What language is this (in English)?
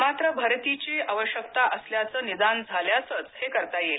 Marathi